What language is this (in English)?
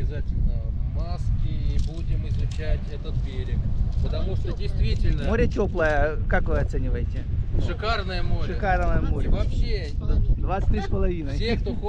Russian